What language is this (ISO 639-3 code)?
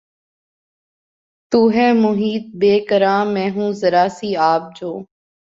urd